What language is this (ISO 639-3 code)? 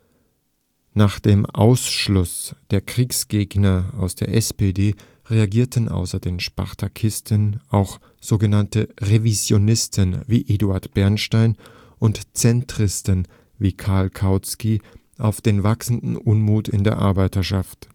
deu